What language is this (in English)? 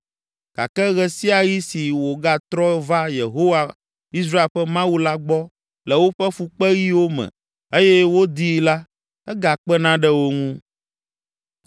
Ewe